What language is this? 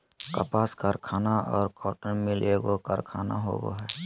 Magahi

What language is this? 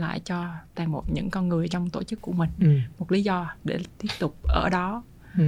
Vietnamese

